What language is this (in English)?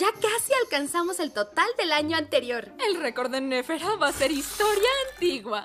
Spanish